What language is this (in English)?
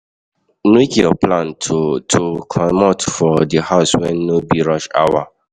Nigerian Pidgin